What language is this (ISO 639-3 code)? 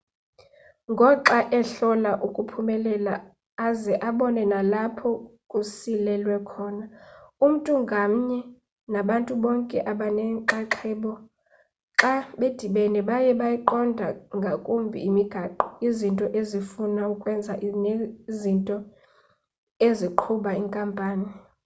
xho